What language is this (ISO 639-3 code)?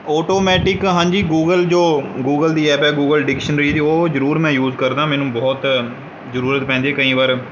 pan